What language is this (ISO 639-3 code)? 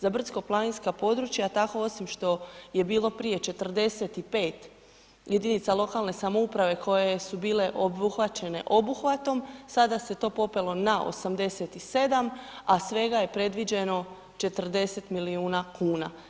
hrv